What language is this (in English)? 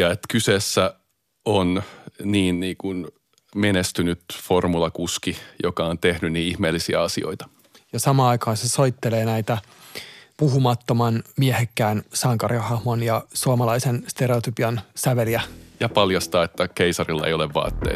Finnish